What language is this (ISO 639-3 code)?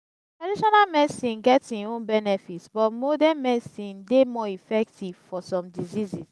pcm